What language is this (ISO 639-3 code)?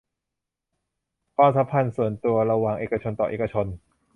tha